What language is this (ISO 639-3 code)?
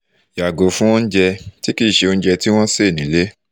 yor